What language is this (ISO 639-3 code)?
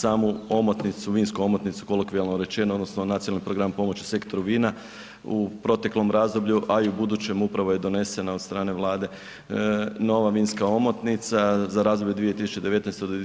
hrv